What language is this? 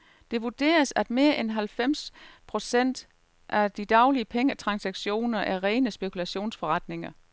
Danish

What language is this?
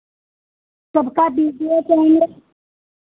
Hindi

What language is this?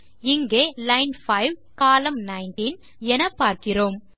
Tamil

